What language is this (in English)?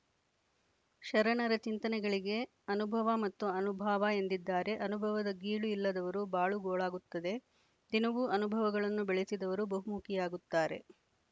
Kannada